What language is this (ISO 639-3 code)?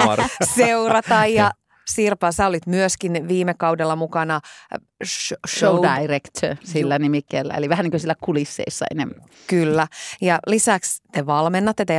fin